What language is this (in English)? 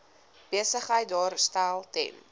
Afrikaans